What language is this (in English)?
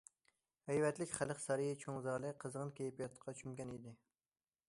Uyghur